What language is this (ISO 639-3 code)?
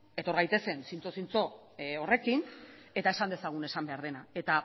eus